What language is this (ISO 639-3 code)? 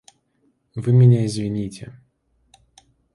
rus